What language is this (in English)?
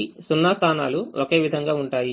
Telugu